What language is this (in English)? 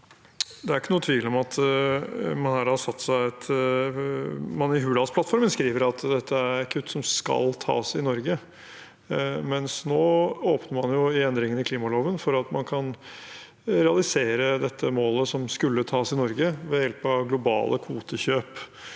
Norwegian